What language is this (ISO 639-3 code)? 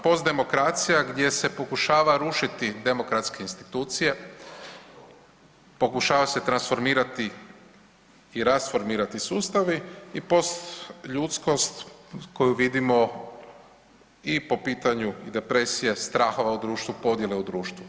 hrv